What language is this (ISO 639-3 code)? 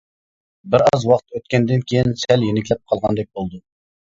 uig